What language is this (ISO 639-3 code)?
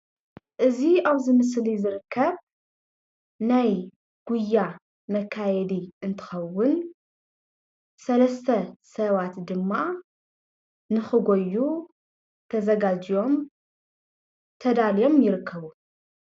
tir